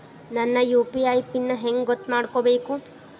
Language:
Kannada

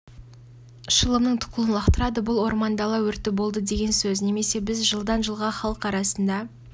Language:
Kazakh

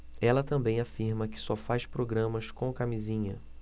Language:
Portuguese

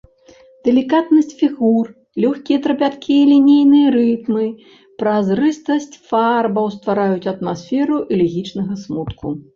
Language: Belarusian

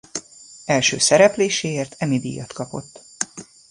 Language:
Hungarian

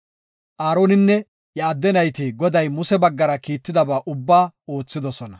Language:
Gofa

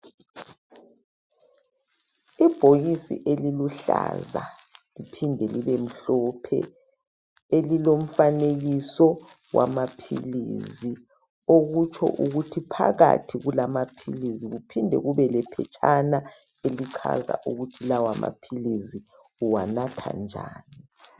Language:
North Ndebele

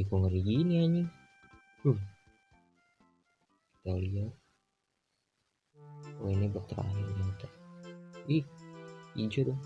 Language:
Indonesian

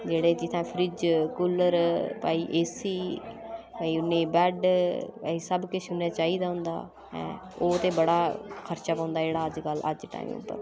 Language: Dogri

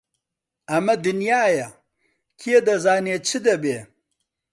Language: Central Kurdish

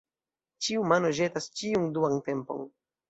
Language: Esperanto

